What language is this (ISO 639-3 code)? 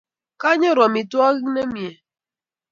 kln